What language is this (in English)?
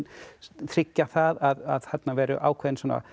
Icelandic